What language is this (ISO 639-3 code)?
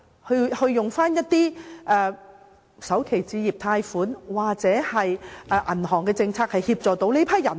yue